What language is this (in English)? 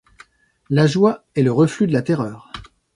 French